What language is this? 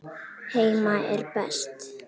Icelandic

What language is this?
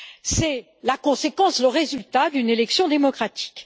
French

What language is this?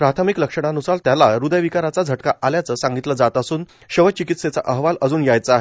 Marathi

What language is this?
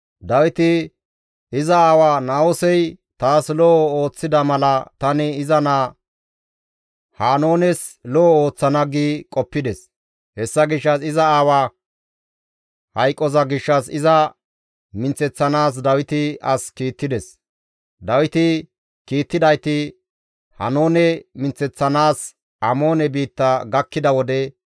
Gamo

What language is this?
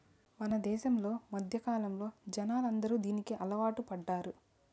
Telugu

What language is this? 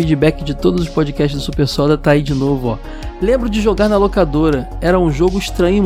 Portuguese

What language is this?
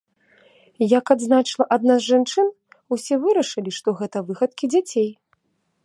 Belarusian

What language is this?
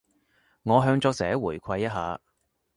Cantonese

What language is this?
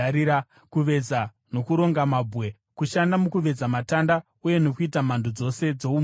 Shona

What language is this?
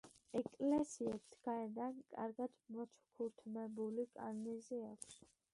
Georgian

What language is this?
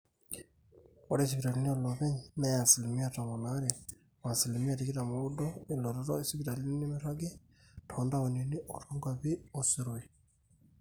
Masai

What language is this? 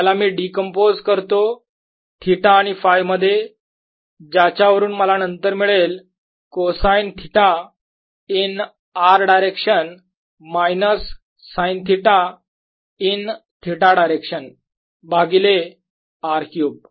Marathi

